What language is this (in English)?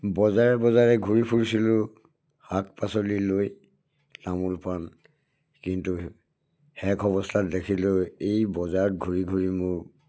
Assamese